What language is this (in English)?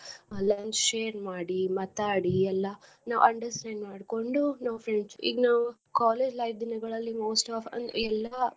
Kannada